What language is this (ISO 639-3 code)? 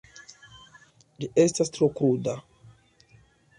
epo